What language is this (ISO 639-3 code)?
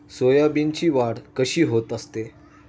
mar